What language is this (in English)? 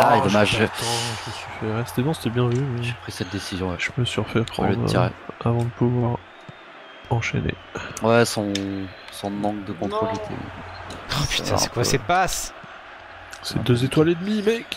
French